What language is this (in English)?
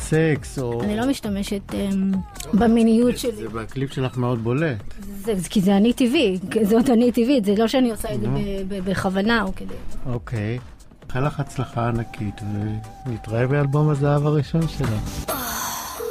Hebrew